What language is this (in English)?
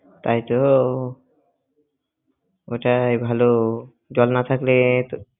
Bangla